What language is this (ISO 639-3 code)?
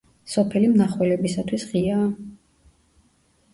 kat